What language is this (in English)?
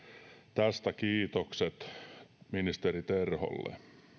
Finnish